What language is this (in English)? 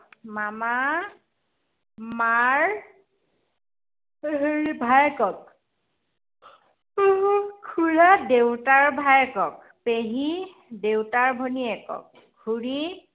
Assamese